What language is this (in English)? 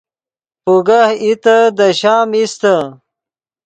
Yidgha